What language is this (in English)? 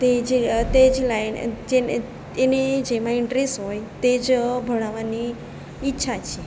Gujarati